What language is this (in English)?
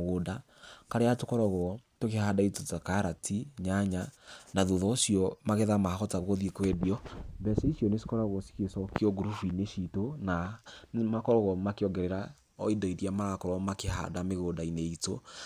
Kikuyu